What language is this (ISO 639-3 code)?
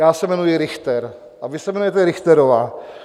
ces